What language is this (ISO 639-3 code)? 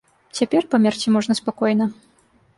bel